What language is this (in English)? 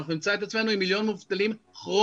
Hebrew